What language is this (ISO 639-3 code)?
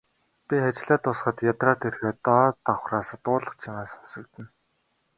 mon